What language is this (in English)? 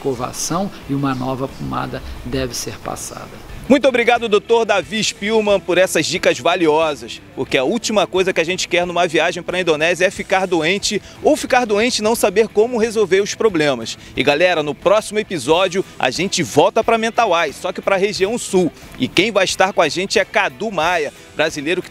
Portuguese